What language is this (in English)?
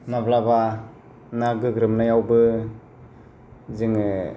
Bodo